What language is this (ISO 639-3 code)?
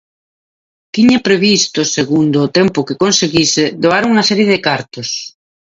glg